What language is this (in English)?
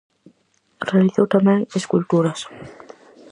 Galician